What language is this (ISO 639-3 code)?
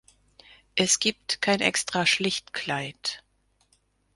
deu